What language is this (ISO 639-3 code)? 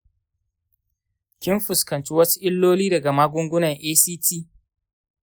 hau